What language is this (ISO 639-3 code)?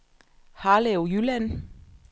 dan